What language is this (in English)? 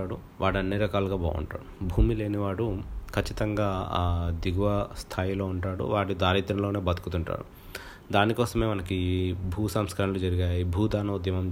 Telugu